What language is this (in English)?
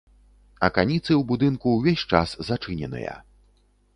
Belarusian